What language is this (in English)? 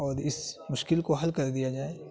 Urdu